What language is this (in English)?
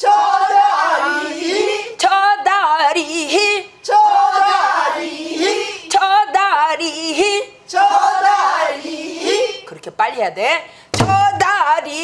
Korean